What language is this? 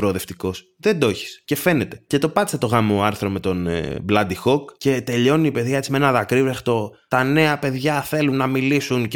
Greek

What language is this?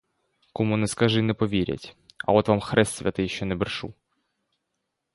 Ukrainian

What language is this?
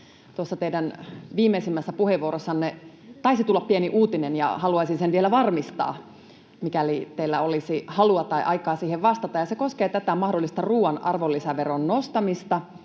Finnish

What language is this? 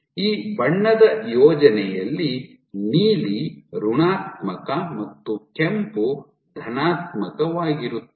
Kannada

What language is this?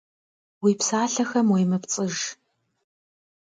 Kabardian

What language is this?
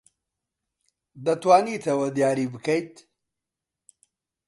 Central Kurdish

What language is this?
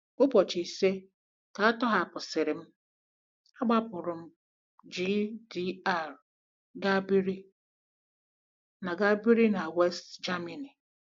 Igbo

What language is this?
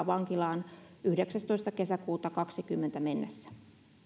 Finnish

